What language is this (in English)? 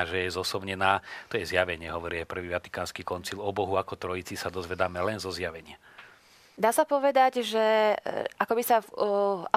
Slovak